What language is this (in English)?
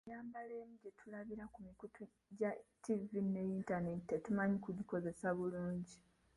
Ganda